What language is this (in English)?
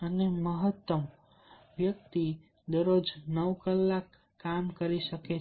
Gujarati